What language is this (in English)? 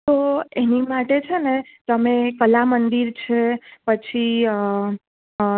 Gujarati